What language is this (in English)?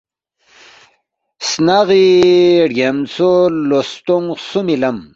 Balti